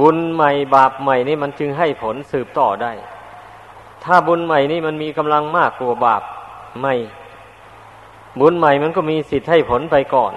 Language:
Thai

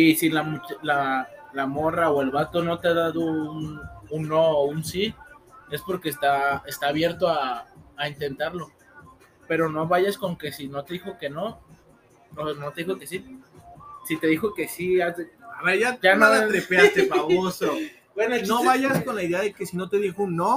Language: Spanish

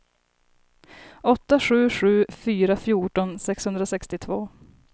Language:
Swedish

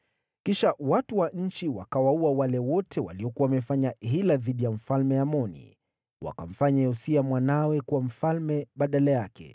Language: Swahili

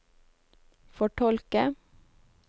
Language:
Norwegian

